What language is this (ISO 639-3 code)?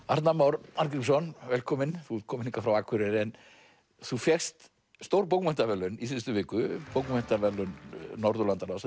isl